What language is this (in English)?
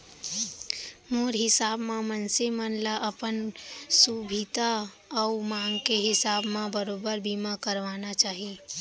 Chhattisgarhi